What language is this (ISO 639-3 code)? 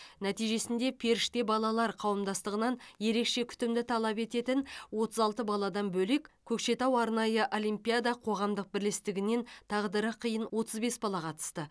kaz